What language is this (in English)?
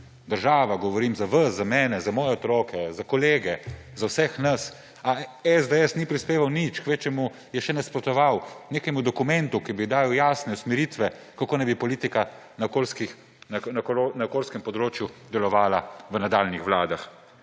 Slovenian